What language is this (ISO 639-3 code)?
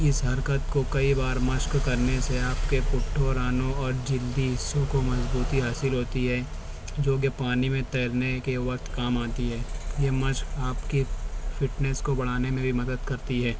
urd